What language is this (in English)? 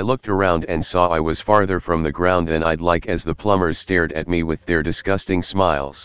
English